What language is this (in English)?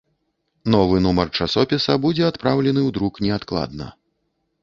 Belarusian